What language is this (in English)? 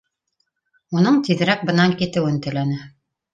Bashkir